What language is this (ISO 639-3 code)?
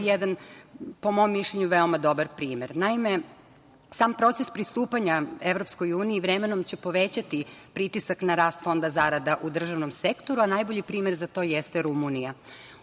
srp